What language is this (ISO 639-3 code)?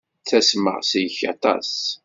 kab